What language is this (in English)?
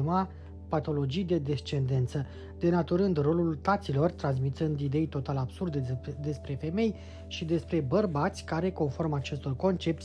Romanian